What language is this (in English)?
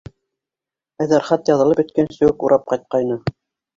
Bashkir